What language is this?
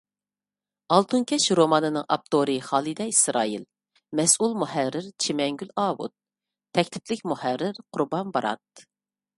Uyghur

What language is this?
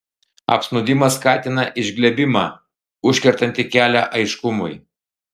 Lithuanian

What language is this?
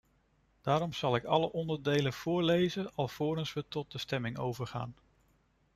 Dutch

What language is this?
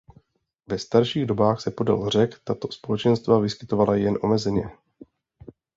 Czech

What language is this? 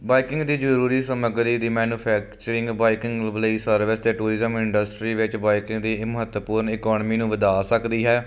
Punjabi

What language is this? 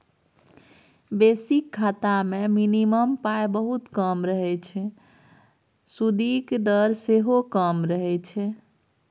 Maithili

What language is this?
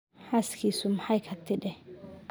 Somali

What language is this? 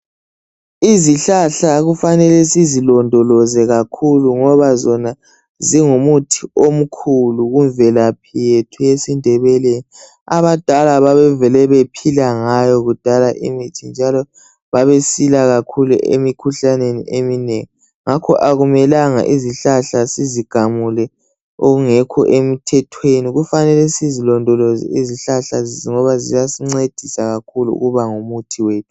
North Ndebele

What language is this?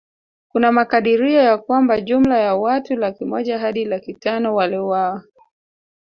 Swahili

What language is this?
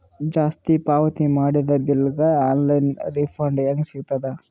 Kannada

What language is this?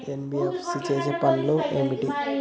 Telugu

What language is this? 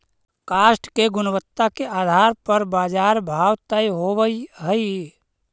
Magahi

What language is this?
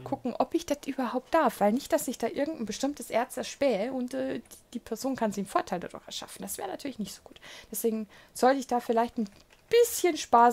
German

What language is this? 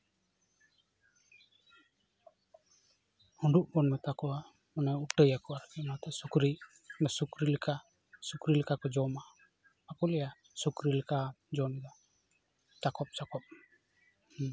Santali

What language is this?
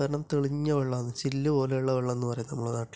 Malayalam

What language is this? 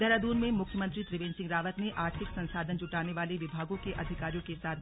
Hindi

